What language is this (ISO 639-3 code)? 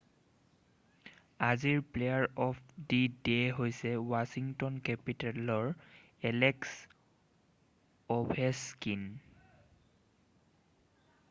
asm